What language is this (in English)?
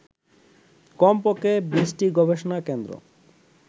Bangla